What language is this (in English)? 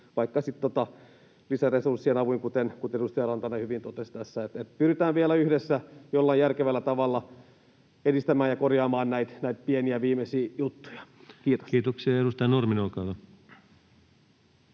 Finnish